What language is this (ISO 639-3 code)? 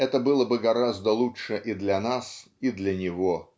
rus